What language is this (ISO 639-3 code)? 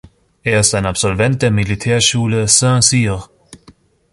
deu